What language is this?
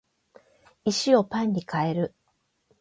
Japanese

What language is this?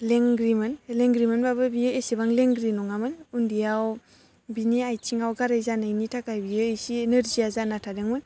Bodo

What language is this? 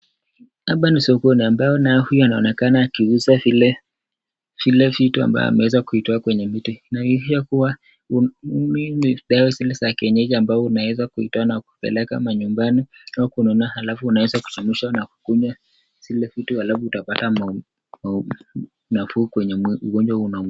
Swahili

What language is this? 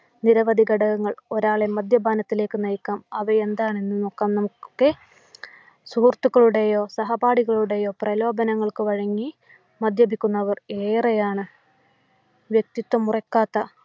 Malayalam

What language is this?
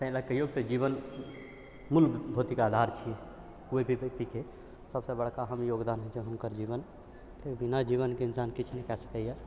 Maithili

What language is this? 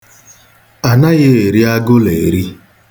Igbo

